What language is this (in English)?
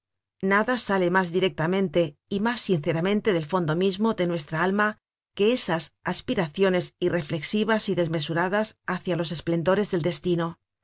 Spanish